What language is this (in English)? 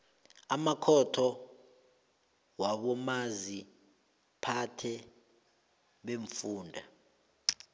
South Ndebele